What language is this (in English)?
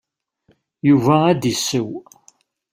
Kabyle